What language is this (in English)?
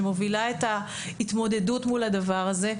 Hebrew